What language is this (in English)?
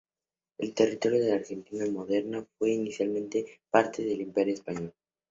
Spanish